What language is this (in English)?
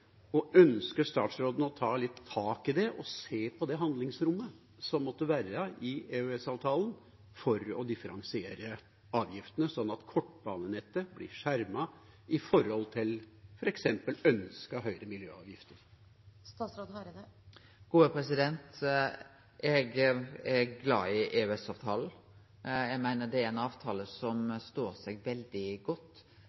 Norwegian